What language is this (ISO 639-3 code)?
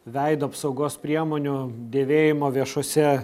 lit